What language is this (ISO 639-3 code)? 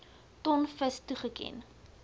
afr